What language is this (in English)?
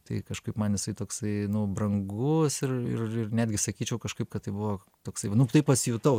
Lithuanian